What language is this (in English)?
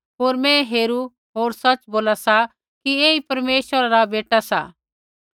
Kullu Pahari